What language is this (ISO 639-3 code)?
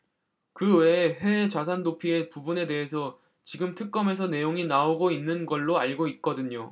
kor